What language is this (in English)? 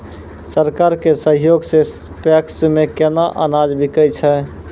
Maithili